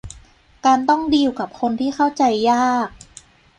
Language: Thai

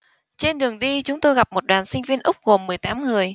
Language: Vietnamese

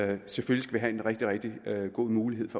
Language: Danish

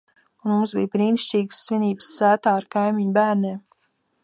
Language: Latvian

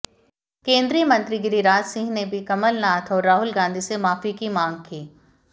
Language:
Hindi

